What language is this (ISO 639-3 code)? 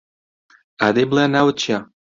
ckb